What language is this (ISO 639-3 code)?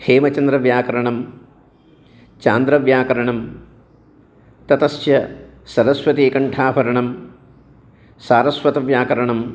san